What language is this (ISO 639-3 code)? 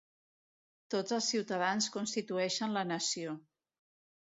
cat